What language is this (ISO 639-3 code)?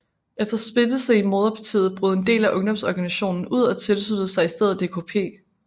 dan